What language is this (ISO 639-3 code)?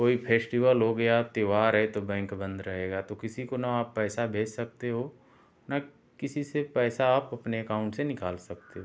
hin